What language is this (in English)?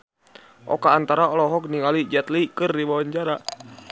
Sundanese